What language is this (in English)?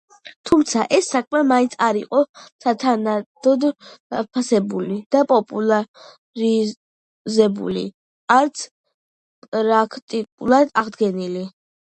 Georgian